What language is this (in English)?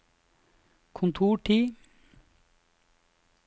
Norwegian